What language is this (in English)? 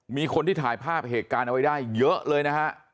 Thai